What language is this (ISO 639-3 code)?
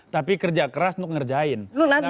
ind